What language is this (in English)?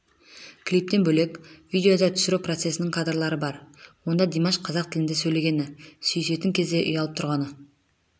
Kazakh